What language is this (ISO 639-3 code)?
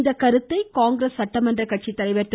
tam